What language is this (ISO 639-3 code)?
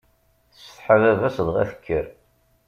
kab